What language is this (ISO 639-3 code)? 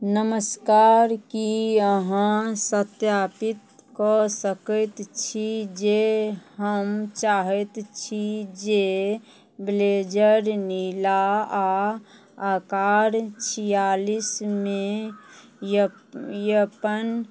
mai